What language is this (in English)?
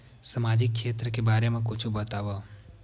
Chhattisgarhi